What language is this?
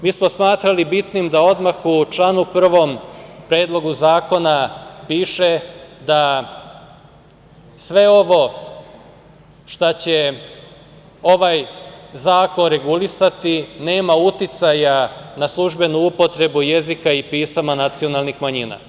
Serbian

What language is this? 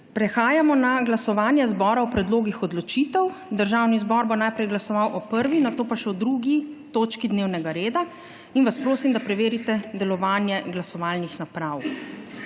Slovenian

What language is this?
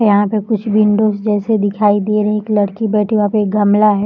Hindi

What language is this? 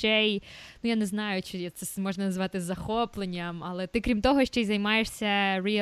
Ukrainian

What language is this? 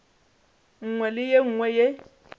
Northern Sotho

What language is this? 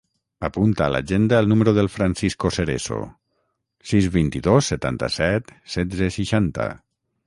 Catalan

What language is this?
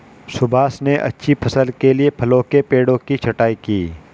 Hindi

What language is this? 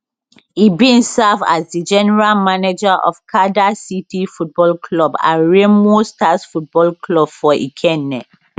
Nigerian Pidgin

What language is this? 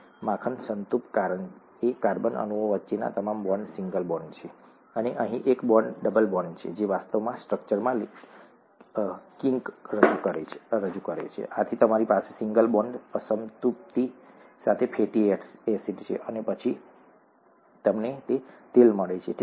Gujarati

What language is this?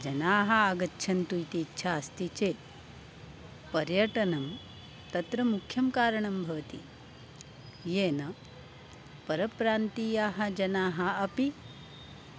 Sanskrit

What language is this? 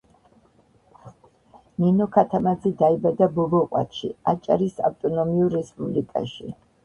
Georgian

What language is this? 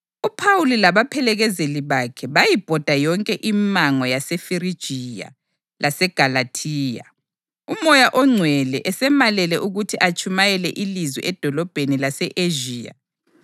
North Ndebele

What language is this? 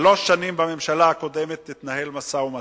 Hebrew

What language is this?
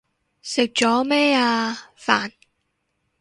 Cantonese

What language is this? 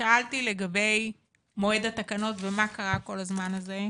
Hebrew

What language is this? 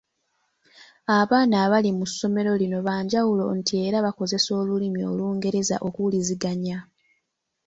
Ganda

